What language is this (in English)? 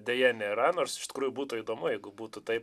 Lithuanian